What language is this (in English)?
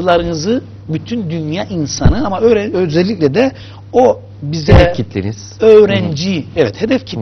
Turkish